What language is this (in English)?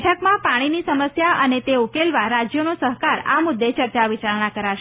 Gujarati